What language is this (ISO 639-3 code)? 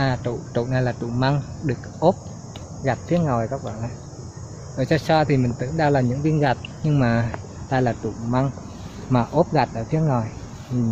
vie